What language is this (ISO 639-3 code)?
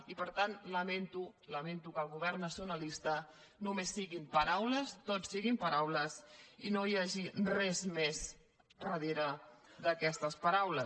cat